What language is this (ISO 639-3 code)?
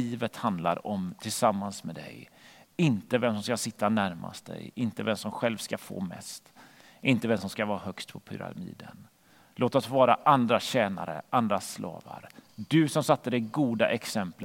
swe